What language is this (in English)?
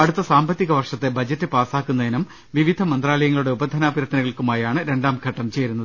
Malayalam